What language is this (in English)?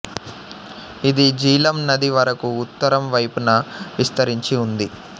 Telugu